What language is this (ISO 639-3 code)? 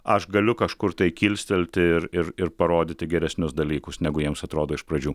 lit